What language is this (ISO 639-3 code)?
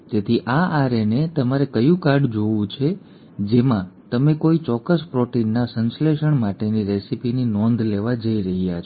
guj